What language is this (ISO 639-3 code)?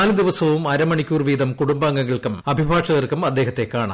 mal